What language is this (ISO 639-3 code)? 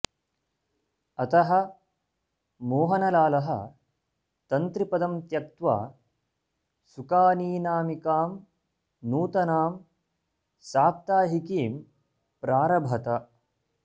san